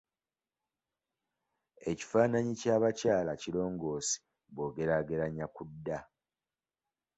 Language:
Ganda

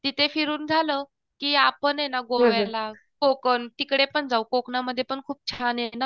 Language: Marathi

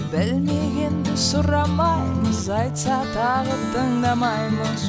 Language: Kazakh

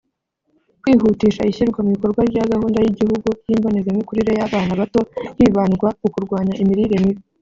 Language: Kinyarwanda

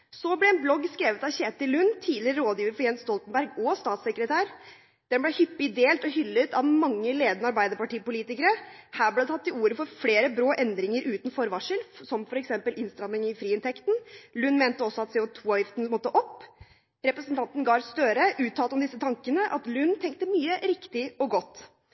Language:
Norwegian Bokmål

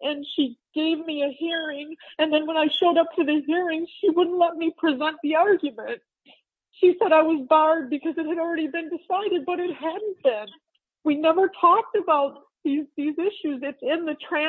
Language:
English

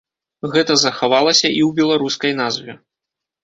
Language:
Belarusian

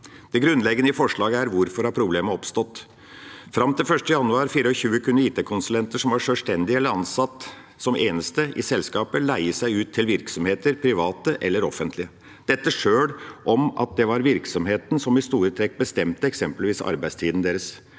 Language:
Norwegian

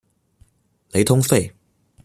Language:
Chinese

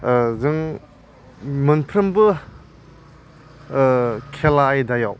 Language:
Bodo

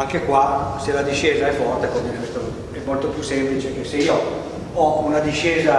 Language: Italian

